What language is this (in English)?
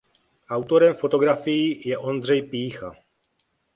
Czech